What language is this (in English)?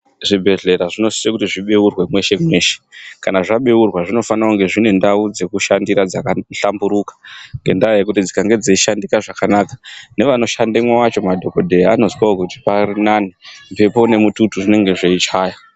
Ndau